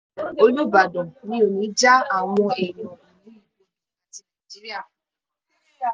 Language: Yoruba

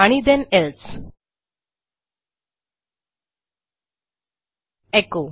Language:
Marathi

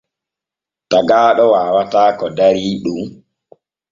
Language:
Borgu Fulfulde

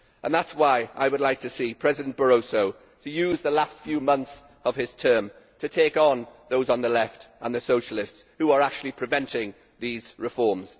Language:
English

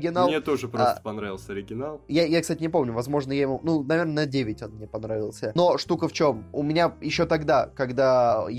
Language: Russian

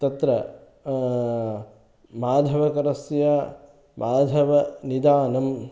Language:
Sanskrit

